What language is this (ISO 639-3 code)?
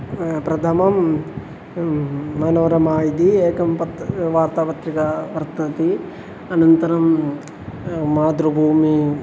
san